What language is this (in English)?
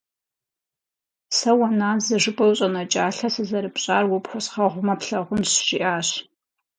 Kabardian